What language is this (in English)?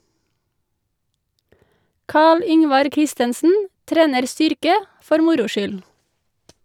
Norwegian